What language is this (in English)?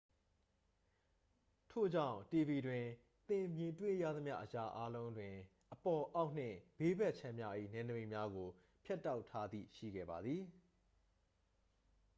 Burmese